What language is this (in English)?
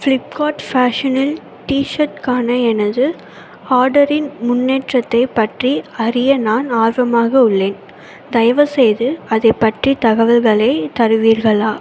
Tamil